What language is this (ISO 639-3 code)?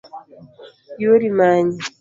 luo